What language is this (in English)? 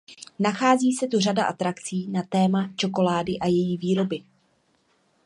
Czech